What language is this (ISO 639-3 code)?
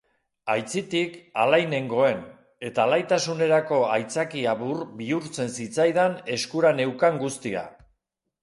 eus